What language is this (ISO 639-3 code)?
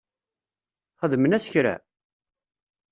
kab